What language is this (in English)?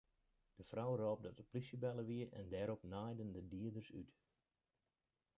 Western Frisian